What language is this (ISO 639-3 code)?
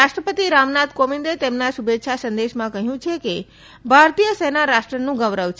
guj